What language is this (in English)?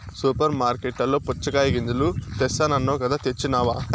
Telugu